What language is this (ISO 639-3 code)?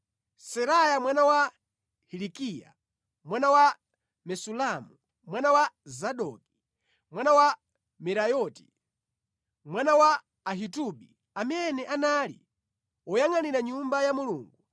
nya